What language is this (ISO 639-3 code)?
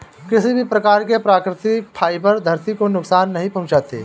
hin